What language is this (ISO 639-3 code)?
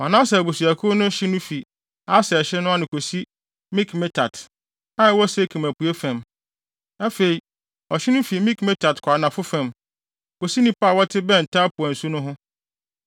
aka